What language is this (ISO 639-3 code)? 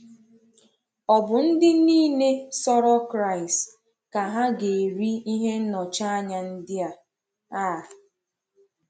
ibo